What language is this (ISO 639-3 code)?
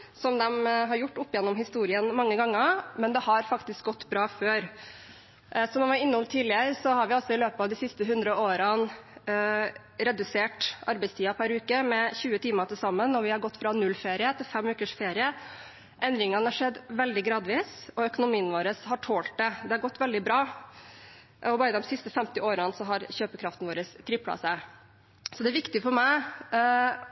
nob